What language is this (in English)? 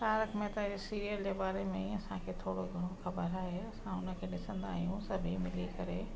Sindhi